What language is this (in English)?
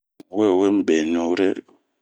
Bomu